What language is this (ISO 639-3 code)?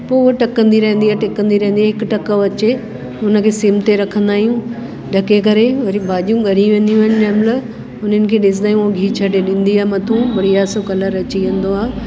snd